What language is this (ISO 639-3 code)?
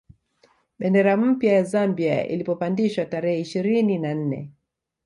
swa